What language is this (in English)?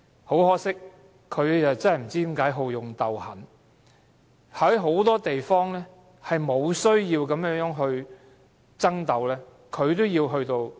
Cantonese